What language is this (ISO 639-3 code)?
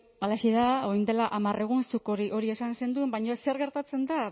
eus